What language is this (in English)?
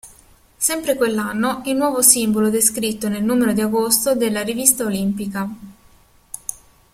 Italian